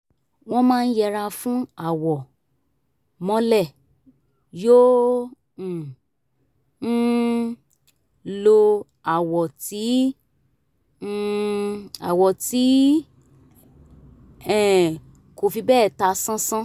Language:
Yoruba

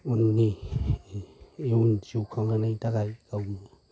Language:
Bodo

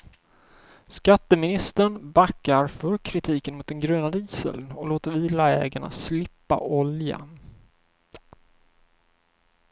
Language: Swedish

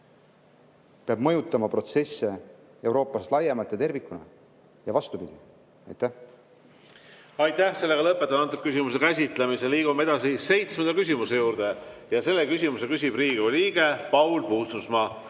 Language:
Estonian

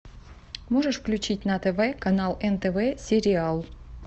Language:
Russian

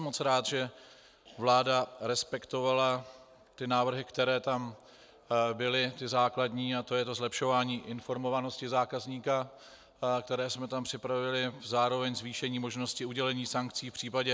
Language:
Czech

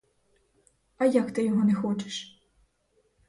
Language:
Ukrainian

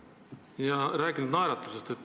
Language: Estonian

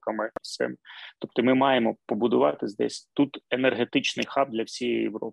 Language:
Ukrainian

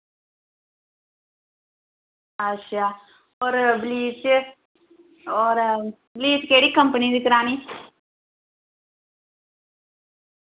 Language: Dogri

